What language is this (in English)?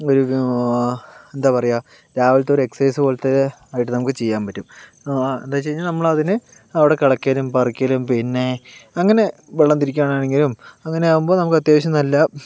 Malayalam